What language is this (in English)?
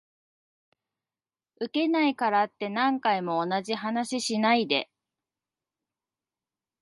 Japanese